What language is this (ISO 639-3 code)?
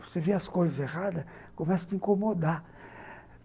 por